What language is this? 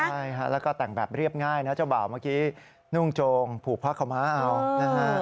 Thai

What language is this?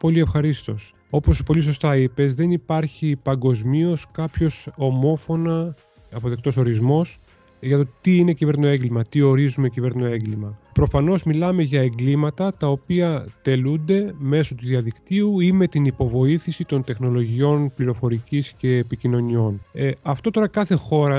Greek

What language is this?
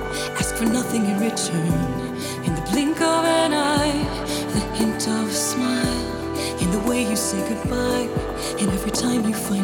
Greek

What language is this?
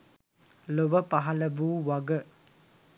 Sinhala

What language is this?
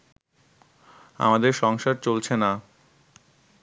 Bangla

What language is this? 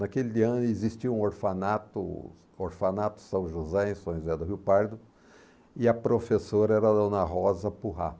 Portuguese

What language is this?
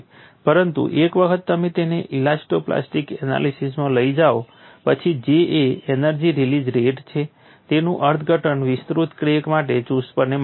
Gujarati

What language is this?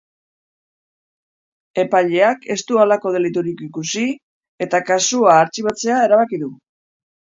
Basque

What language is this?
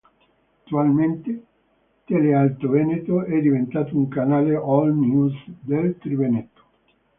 Italian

